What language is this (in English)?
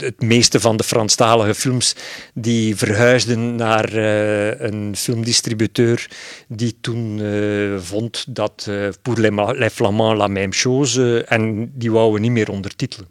Dutch